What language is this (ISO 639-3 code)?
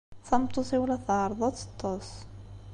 kab